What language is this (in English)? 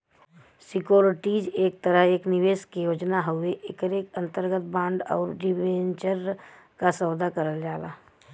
Bhojpuri